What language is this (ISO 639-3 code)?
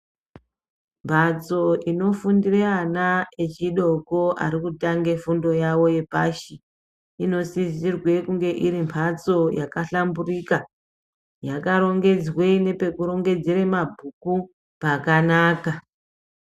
ndc